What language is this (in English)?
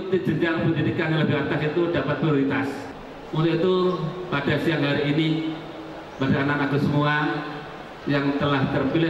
Indonesian